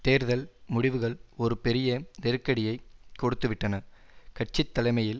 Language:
Tamil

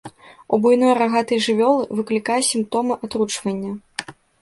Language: Belarusian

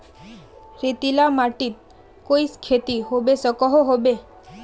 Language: Magahi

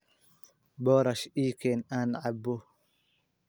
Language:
Somali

